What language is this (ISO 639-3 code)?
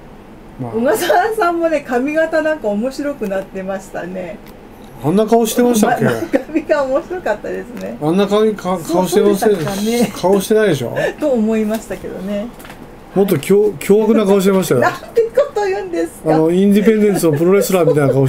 jpn